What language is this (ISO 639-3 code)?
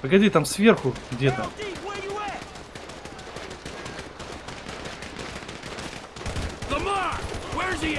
rus